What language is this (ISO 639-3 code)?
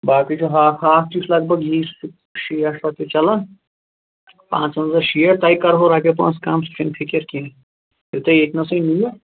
kas